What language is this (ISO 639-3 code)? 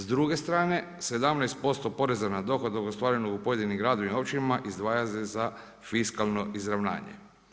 hrv